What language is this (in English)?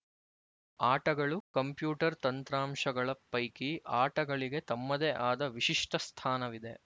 Kannada